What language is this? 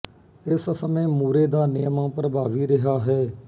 Punjabi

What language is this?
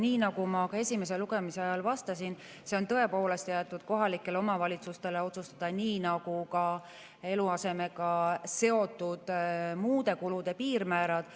Estonian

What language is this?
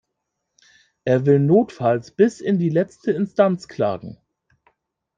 German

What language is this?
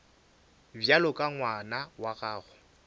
Northern Sotho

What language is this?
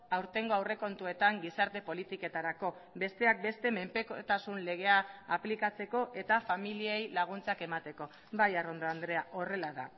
Basque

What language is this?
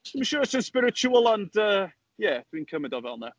Welsh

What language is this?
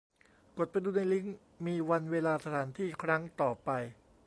Thai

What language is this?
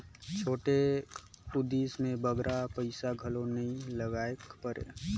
Chhattisgarhi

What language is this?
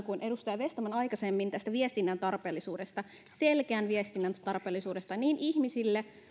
Finnish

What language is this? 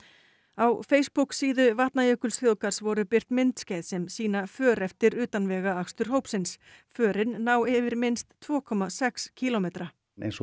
Icelandic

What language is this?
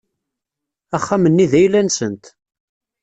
Kabyle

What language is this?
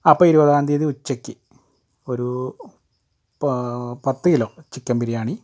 Malayalam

